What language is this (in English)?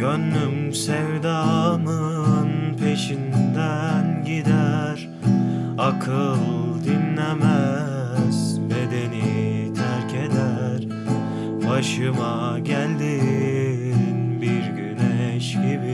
Turkish